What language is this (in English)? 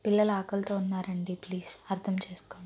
Telugu